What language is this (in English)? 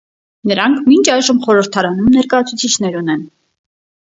Armenian